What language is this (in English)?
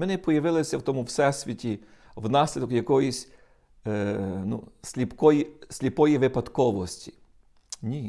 Ukrainian